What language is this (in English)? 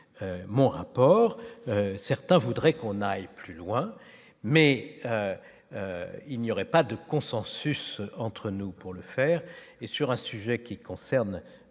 French